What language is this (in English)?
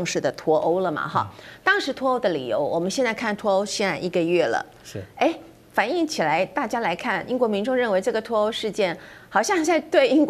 Chinese